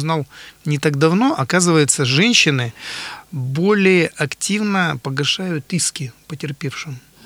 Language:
Russian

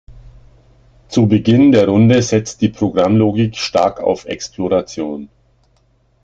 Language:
German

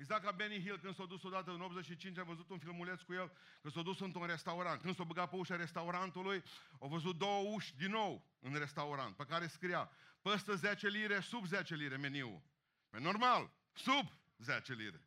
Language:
Romanian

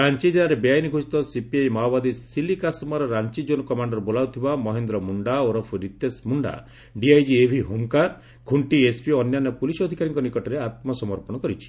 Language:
Odia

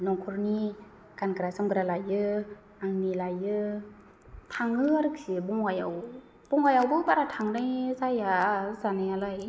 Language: Bodo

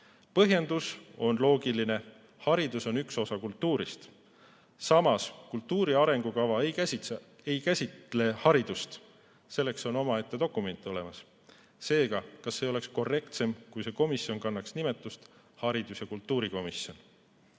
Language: Estonian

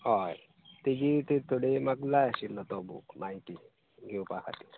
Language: Konkani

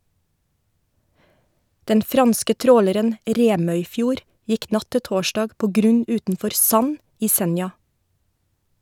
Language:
Norwegian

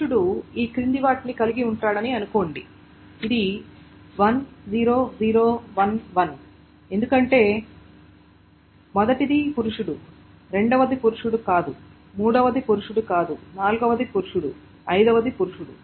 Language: Telugu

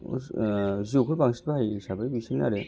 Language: Bodo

